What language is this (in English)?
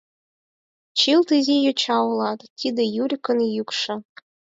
Mari